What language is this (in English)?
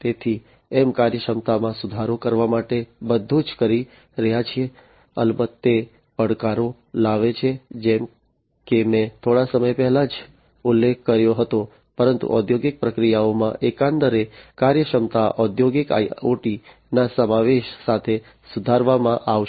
Gujarati